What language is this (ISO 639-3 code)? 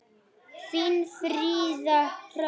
isl